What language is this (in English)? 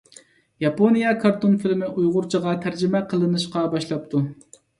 Uyghur